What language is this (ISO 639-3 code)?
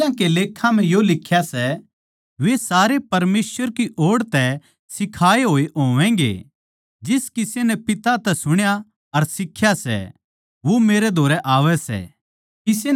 bgc